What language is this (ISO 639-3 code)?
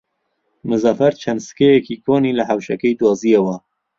ckb